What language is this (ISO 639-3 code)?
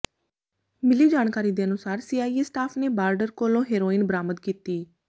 pan